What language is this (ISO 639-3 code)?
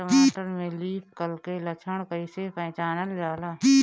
bho